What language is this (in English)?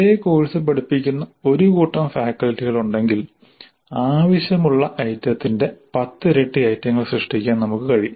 Malayalam